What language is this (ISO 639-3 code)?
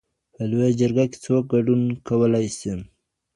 pus